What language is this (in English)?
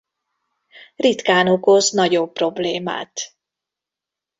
Hungarian